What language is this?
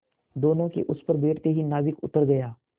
Hindi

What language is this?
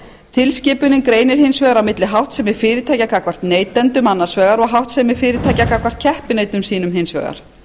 Icelandic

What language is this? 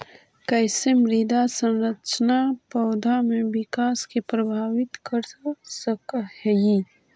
Magahi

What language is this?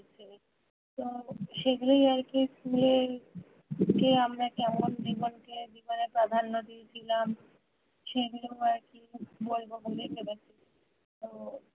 Bangla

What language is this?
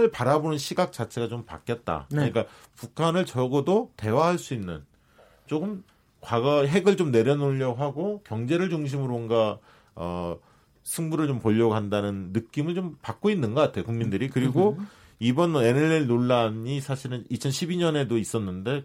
Korean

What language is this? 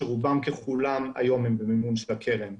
Hebrew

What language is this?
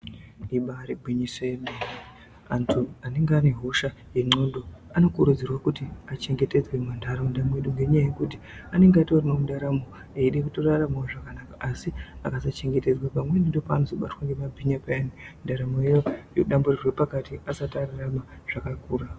Ndau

